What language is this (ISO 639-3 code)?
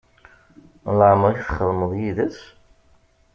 kab